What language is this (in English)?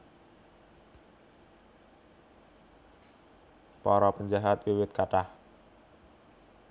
Javanese